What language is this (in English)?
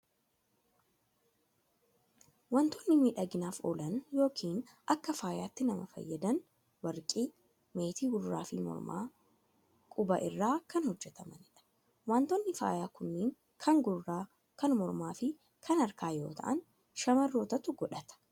Oromo